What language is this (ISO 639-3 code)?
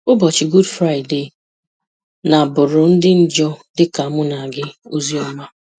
ibo